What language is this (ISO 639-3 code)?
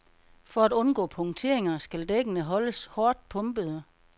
dan